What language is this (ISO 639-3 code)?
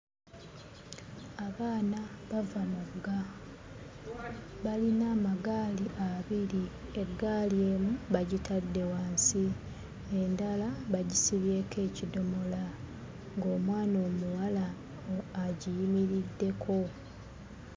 lug